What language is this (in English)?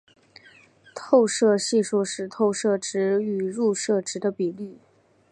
Chinese